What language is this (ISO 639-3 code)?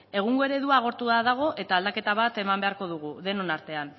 eus